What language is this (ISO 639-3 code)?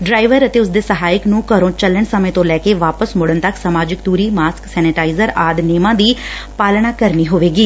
pan